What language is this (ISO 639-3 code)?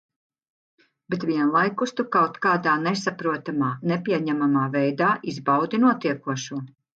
lav